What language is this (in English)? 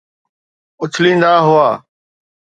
Sindhi